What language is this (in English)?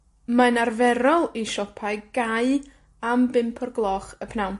Welsh